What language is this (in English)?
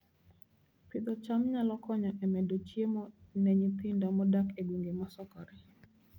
Luo (Kenya and Tanzania)